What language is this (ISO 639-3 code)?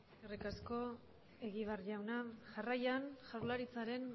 eus